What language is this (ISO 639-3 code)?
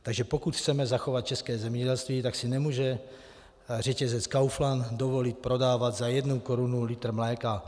ces